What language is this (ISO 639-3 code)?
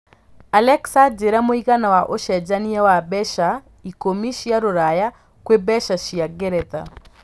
kik